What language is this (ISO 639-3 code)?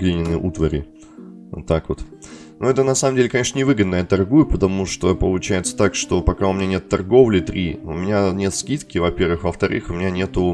rus